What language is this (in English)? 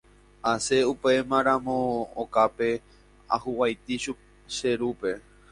Guarani